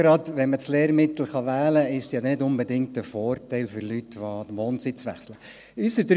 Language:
Swiss German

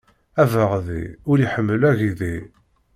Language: Kabyle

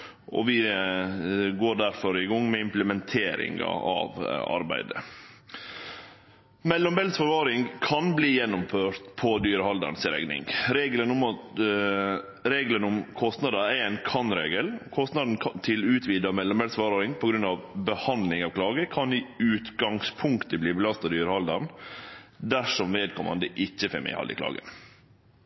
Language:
Norwegian Nynorsk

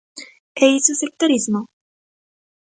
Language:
Galician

